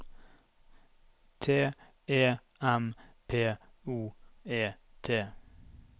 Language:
Norwegian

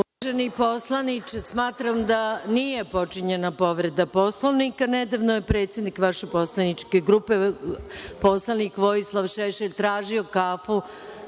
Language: Serbian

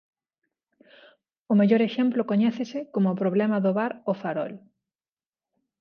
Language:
Galician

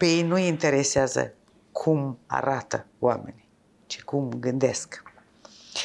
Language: Romanian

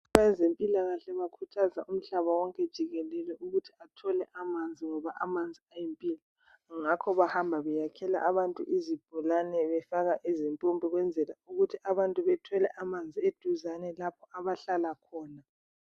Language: North Ndebele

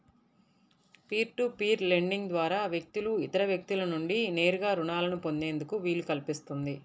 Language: Telugu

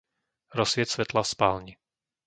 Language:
Slovak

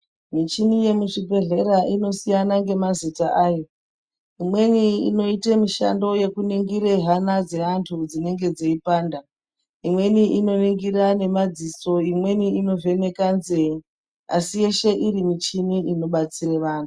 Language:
Ndau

